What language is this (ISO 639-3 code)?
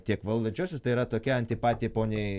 lit